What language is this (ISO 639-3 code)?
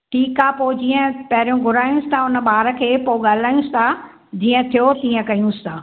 snd